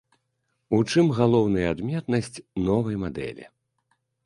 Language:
Belarusian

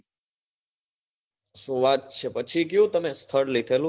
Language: Gujarati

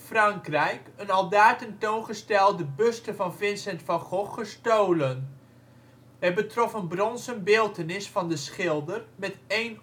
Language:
Dutch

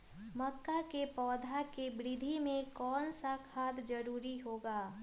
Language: Magahi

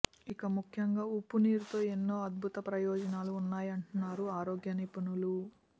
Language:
Telugu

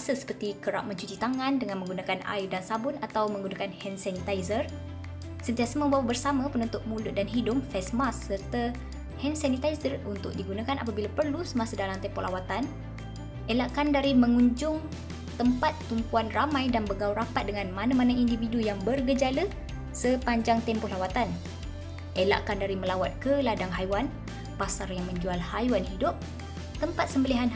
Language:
Malay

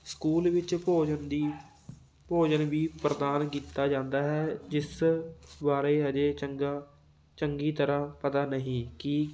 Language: Punjabi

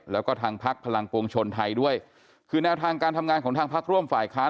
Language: Thai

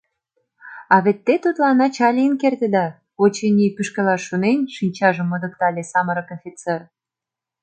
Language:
Mari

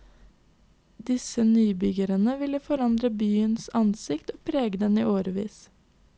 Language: Norwegian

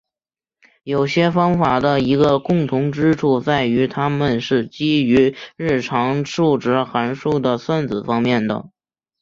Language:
Chinese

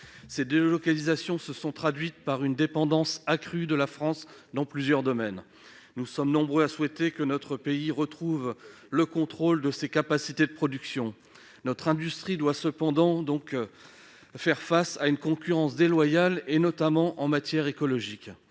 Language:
French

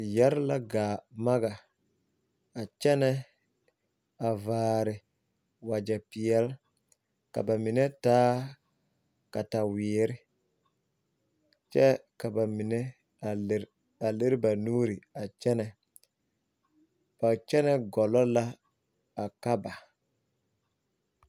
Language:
Southern Dagaare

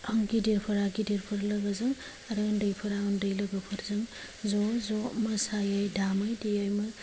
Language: Bodo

